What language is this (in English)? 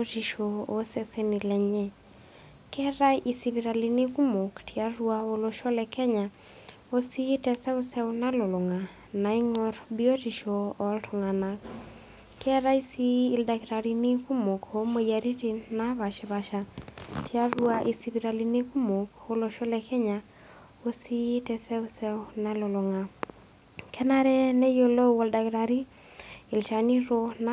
Masai